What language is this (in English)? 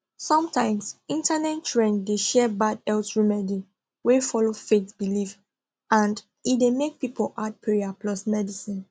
Nigerian Pidgin